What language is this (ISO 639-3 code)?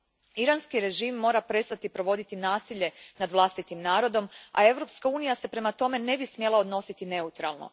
hrv